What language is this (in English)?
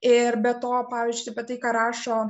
Lithuanian